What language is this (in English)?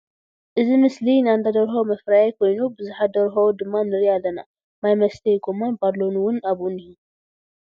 Tigrinya